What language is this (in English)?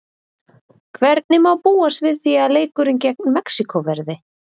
Icelandic